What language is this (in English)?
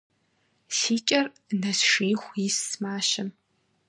Kabardian